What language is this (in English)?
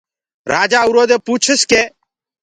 Gurgula